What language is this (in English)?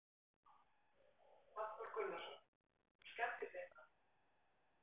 Icelandic